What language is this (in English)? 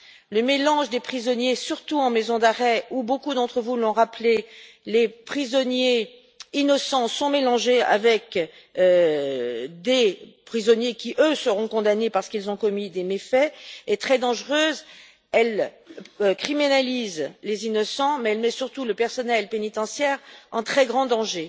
French